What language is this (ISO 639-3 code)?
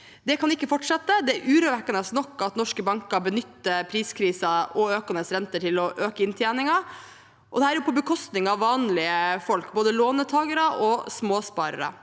nor